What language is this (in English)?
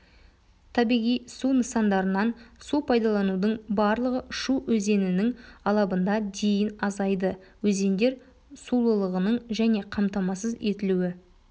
Kazakh